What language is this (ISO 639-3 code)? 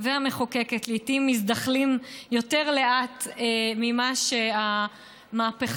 heb